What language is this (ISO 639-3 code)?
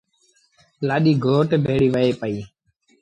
sbn